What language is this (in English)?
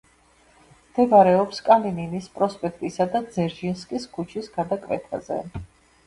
Georgian